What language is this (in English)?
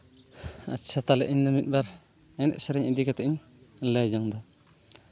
Santali